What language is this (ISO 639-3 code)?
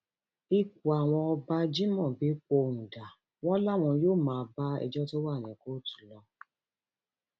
yor